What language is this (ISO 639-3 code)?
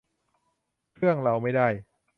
tha